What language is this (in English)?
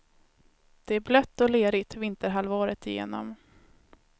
Swedish